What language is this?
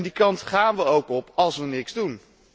Dutch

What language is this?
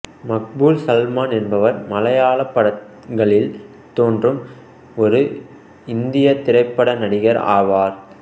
Tamil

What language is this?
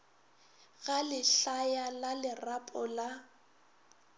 Northern Sotho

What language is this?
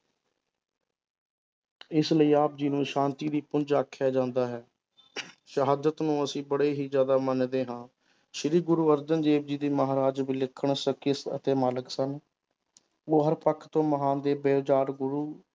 Punjabi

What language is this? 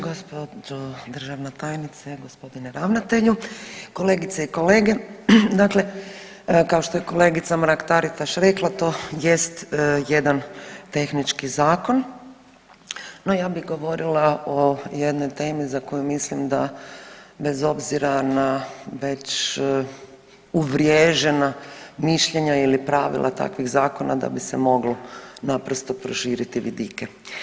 Croatian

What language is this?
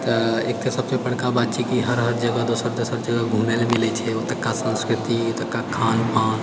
Maithili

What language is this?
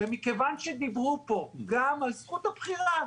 Hebrew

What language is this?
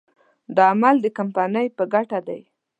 Pashto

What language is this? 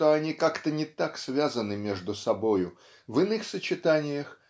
Russian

